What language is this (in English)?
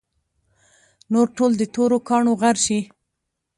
Pashto